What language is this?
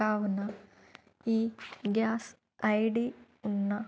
Telugu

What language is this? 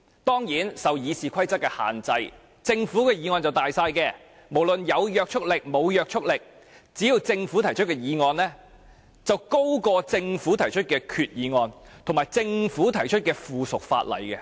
Cantonese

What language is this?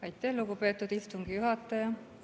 Estonian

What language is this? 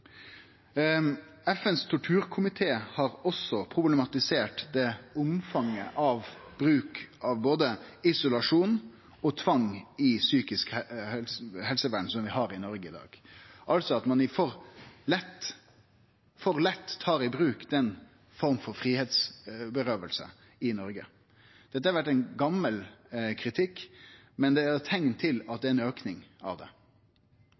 Norwegian Nynorsk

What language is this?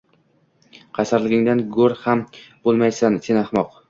Uzbek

